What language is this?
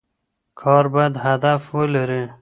Pashto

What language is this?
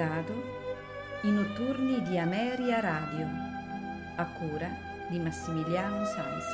Italian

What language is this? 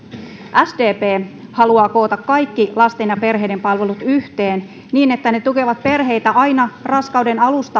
Finnish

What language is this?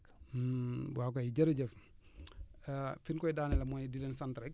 Wolof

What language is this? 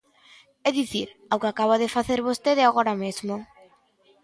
Galician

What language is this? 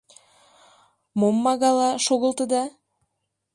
Mari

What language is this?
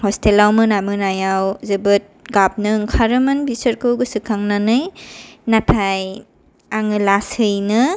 Bodo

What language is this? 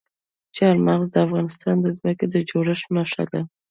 Pashto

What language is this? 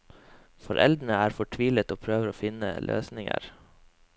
Norwegian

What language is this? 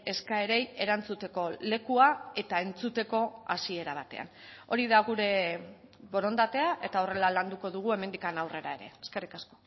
Basque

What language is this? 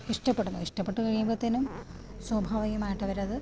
Malayalam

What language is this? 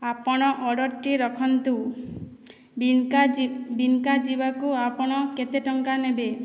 Odia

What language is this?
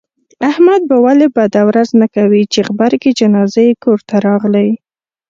Pashto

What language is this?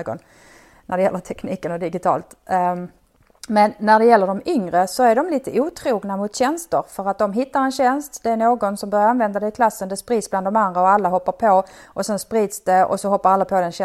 Swedish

